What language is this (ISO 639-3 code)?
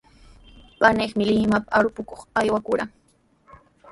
qws